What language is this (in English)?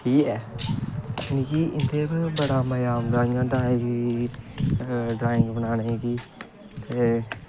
Dogri